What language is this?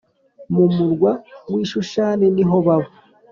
Kinyarwanda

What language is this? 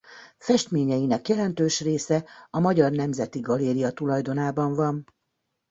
Hungarian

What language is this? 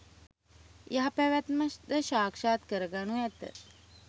Sinhala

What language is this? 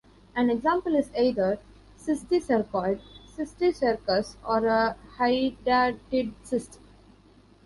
English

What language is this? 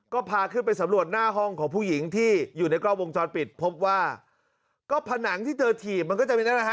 Thai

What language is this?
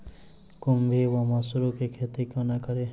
Maithili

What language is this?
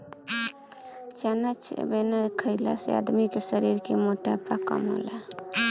Bhojpuri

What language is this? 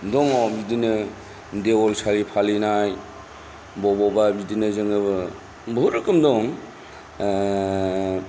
Bodo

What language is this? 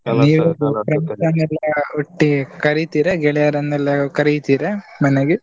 Kannada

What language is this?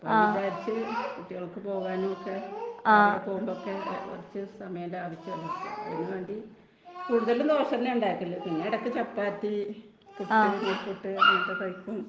Malayalam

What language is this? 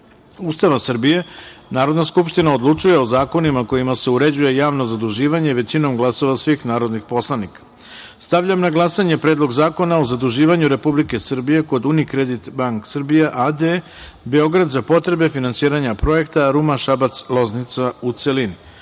Serbian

